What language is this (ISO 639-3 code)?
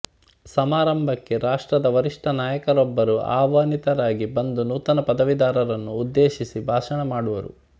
kan